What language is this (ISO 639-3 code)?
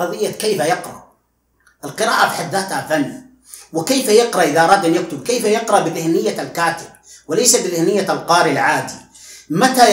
ara